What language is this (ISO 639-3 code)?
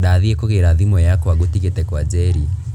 kik